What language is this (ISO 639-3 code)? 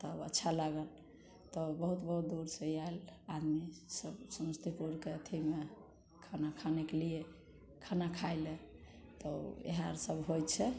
mai